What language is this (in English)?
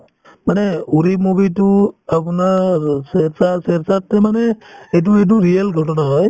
Assamese